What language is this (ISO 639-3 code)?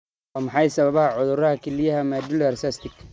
som